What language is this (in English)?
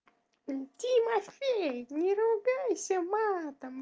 Russian